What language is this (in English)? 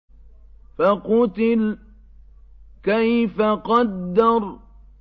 Arabic